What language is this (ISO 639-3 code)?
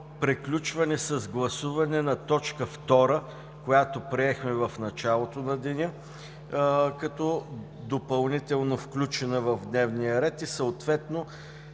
bul